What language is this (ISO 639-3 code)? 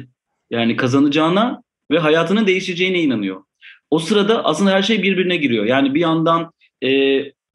tur